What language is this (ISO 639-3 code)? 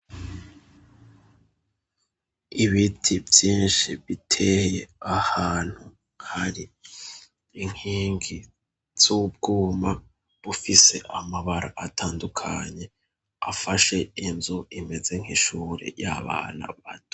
run